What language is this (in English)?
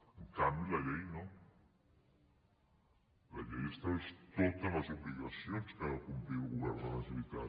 Catalan